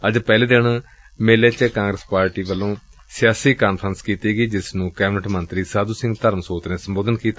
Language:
Punjabi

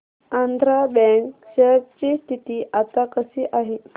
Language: Marathi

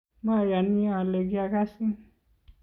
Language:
Kalenjin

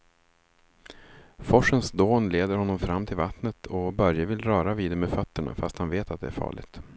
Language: Swedish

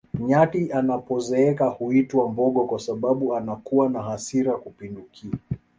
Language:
Swahili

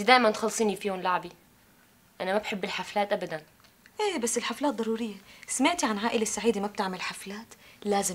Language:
Arabic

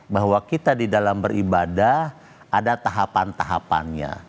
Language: Indonesian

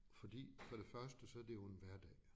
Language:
Danish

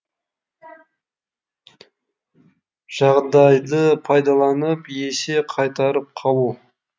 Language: Kazakh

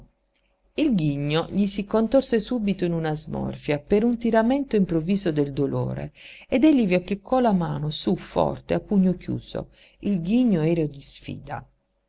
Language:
Italian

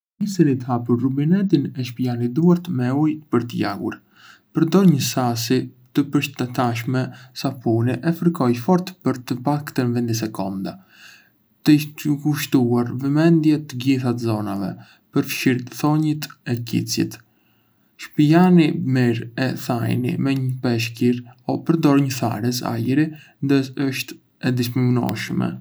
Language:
Arbëreshë Albanian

